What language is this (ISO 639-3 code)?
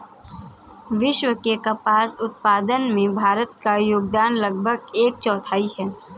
hin